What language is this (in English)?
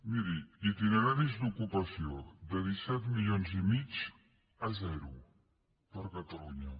Catalan